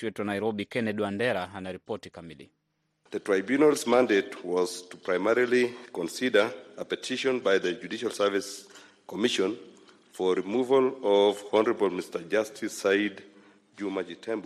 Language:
Swahili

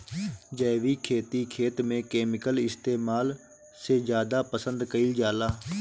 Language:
Bhojpuri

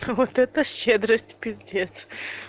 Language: Russian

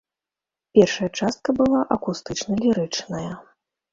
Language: Belarusian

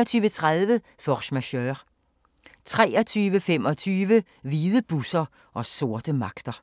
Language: Danish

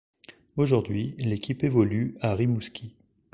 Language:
French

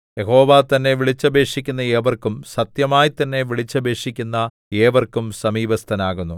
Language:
Malayalam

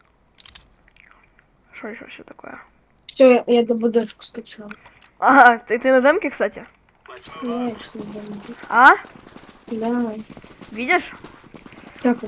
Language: Russian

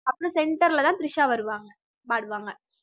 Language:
Tamil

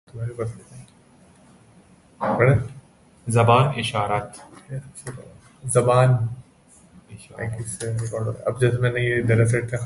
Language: Persian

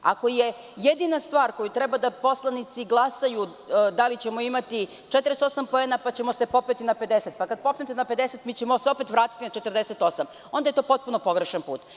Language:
Serbian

